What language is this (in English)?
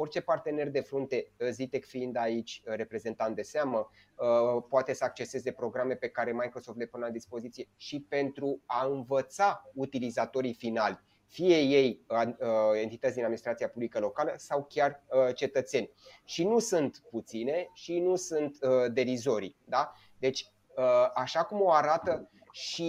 Romanian